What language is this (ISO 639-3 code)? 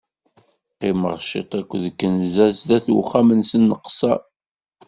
kab